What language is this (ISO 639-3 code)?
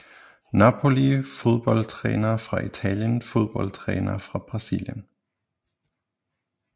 dan